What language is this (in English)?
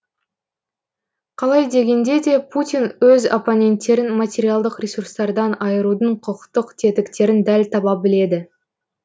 Kazakh